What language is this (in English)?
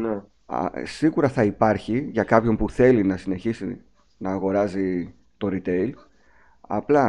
Greek